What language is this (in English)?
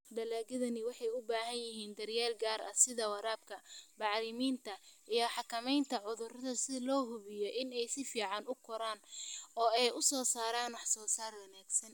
Somali